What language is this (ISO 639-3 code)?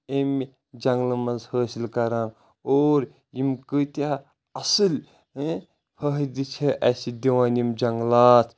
kas